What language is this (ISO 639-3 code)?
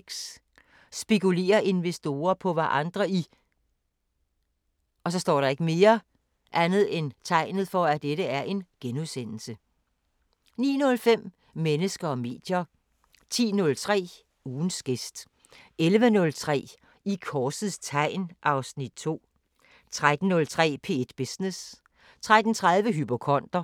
dan